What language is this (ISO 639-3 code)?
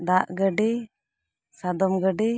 sat